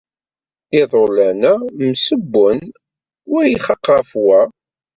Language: Kabyle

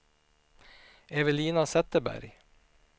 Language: Swedish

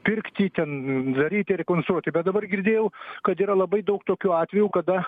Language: Lithuanian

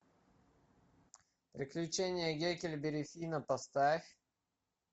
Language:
Russian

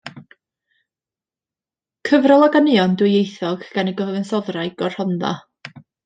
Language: Welsh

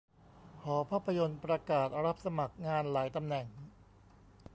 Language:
Thai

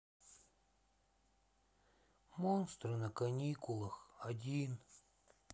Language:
Russian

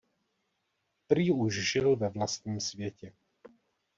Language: Czech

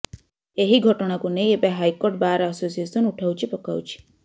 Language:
Odia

